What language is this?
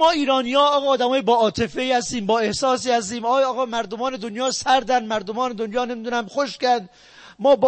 Persian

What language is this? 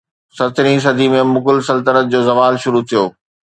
Sindhi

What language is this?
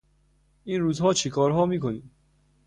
Persian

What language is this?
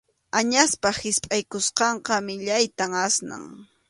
Arequipa-La Unión Quechua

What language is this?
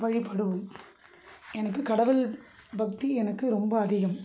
Tamil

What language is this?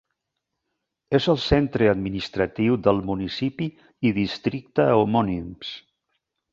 Catalan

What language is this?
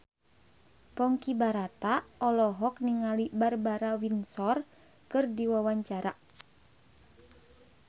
Sundanese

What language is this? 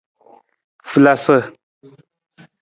Nawdm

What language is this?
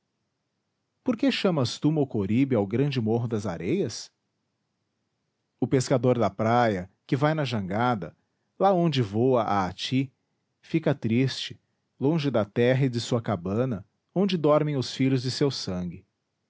Portuguese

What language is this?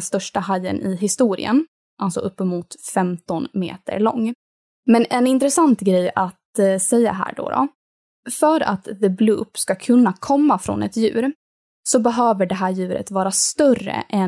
Swedish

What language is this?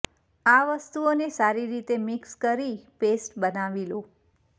Gujarati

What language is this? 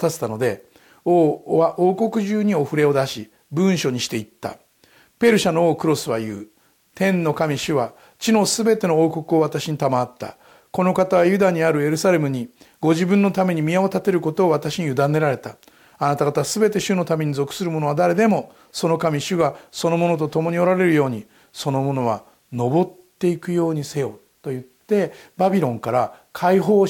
Japanese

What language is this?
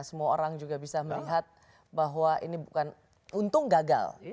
Indonesian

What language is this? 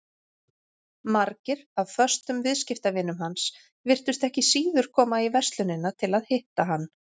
Icelandic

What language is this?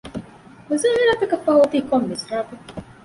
Divehi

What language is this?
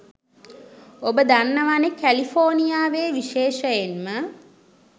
Sinhala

